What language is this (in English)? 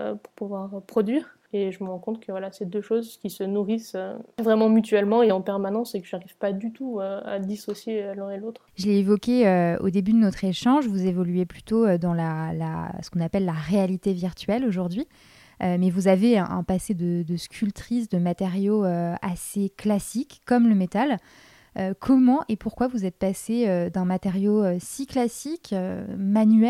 French